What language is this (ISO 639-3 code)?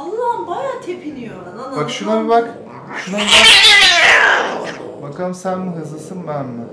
tur